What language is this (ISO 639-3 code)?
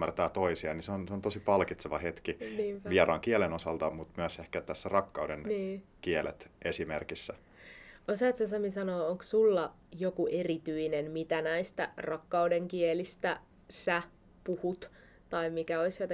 fin